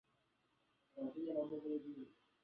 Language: Swahili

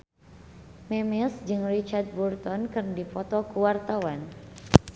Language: Sundanese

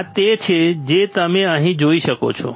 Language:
Gujarati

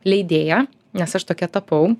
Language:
Lithuanian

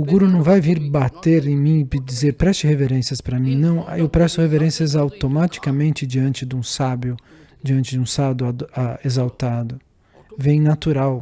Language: Portuguese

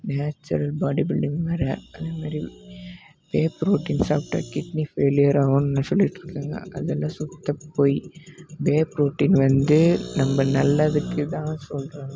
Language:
Tamil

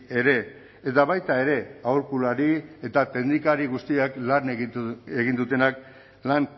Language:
Basque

